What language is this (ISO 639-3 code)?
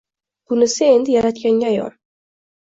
uzb